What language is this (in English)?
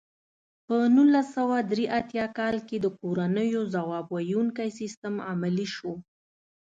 Pashto